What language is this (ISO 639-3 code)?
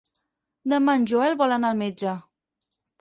cat